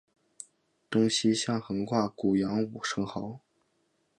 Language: Chinese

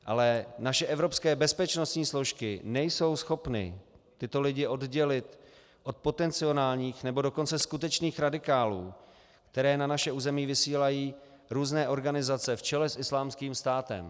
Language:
Czech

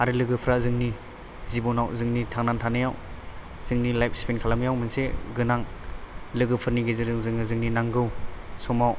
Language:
Bodo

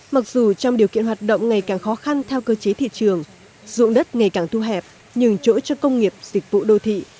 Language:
Vietnamese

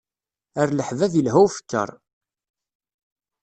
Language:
Kabyle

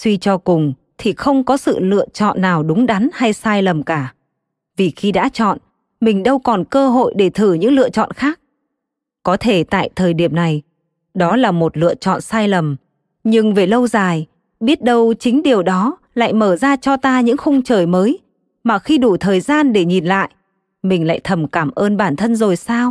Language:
Vietnamese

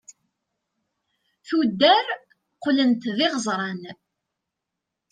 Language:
Kabyle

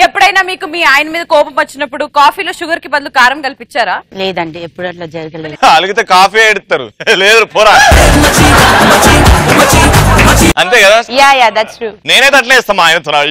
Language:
Telugu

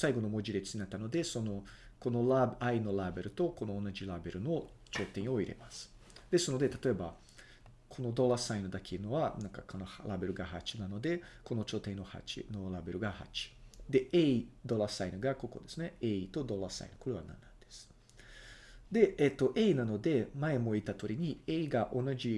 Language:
Japanese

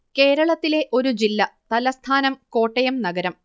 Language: Malayalam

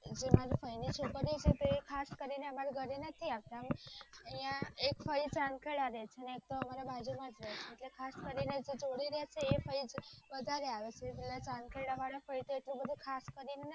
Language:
Gujarati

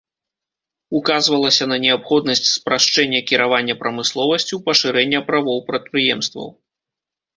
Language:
Belarusian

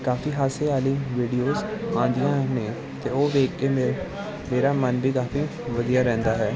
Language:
Punjabi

